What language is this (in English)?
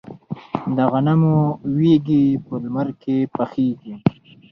Pashto